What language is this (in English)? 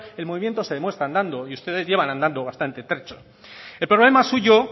Spanish